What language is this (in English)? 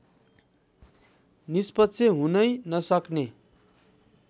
Nepali